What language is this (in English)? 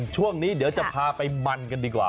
Thai